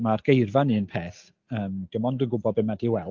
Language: Welsh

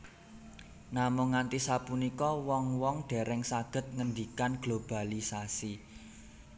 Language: Javanese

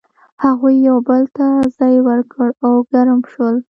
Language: Pashto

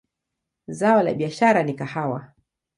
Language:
Swahili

